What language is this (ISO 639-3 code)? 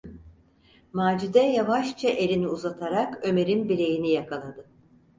tur